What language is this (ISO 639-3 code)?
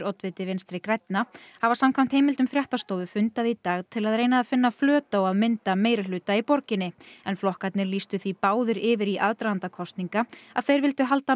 isl